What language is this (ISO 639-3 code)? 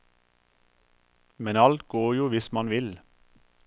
nor